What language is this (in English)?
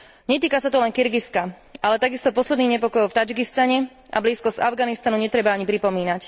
Slovak